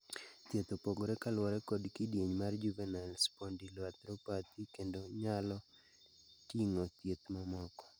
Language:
Luo (Kenya and Tanzania)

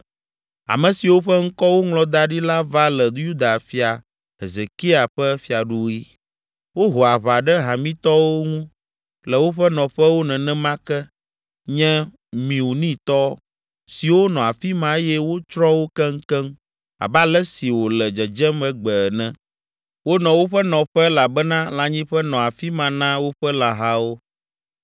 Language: Ewe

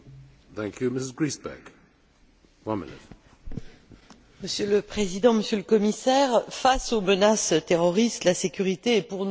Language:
French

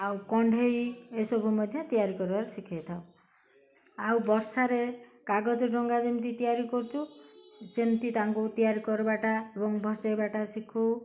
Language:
Odia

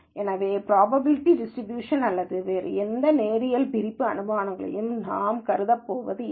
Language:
Tamil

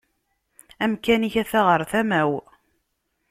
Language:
Kabyle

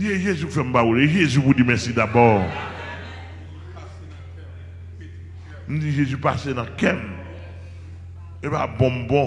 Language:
French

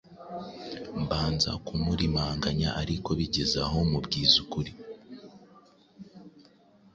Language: Kinyarwanda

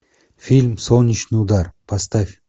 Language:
Russian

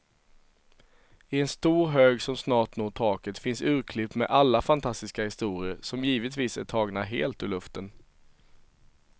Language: Swedish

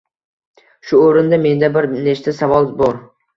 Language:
Uzbek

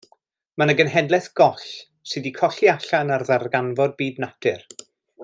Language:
Welsh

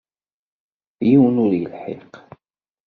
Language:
Kabyle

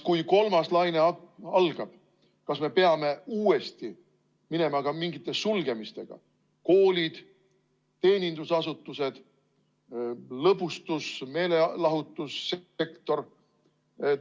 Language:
Estonian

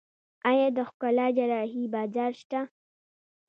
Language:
Pashto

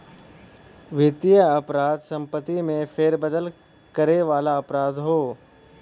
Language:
Bhojpuri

